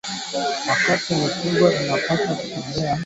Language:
Swahili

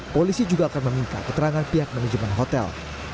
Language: Indonesian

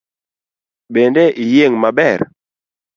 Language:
Luo (Kenya and Tanzania)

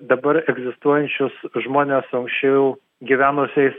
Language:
Lithuanian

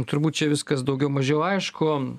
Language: Lithuanian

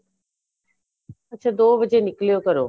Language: Punjabi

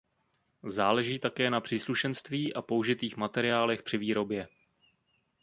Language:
Czech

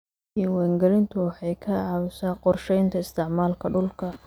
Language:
Somali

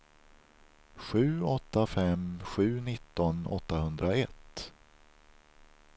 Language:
Swedish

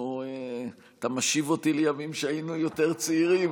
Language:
Hebrew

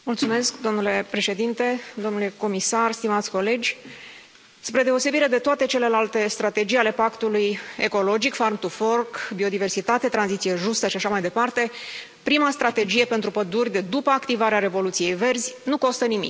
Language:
Romanian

